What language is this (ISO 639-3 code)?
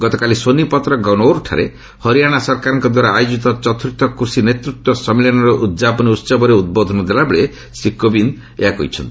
ori